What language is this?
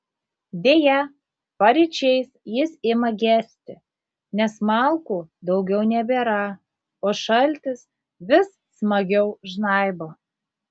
Lithuanian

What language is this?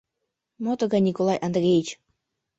Mari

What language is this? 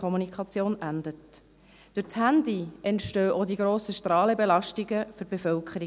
Swiss German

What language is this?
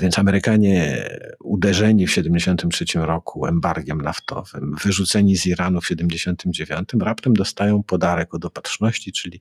Polish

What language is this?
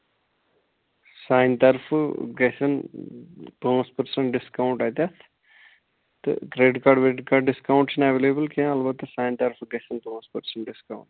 Kashmiri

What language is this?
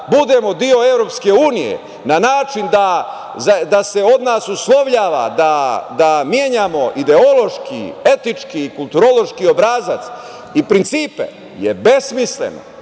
Serbian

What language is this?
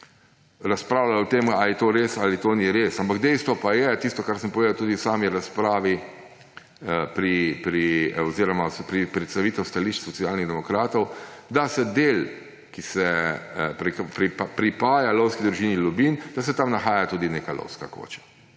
Slovenian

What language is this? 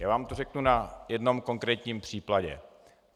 Czech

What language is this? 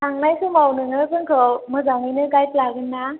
Bodo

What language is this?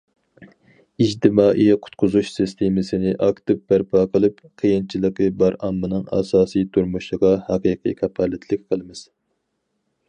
Uyghur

